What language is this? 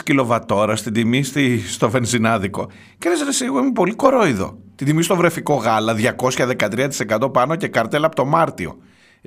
Greek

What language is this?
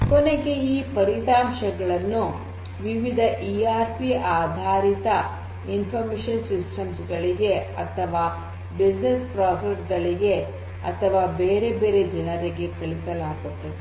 Kannada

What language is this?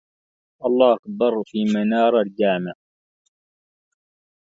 Arabic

